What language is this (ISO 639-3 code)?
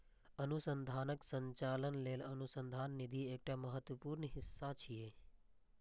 mai